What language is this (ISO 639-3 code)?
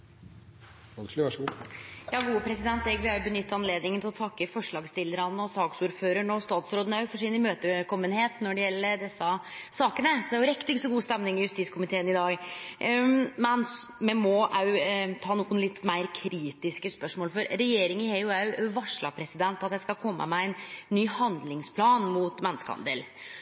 nor